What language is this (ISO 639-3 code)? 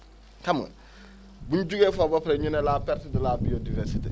wol